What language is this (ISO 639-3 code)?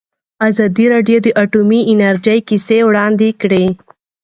pus